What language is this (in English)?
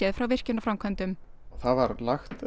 Icelandic